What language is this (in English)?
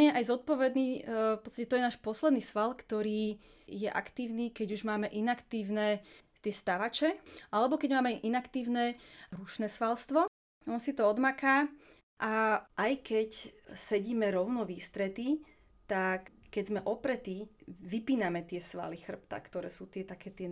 Slovak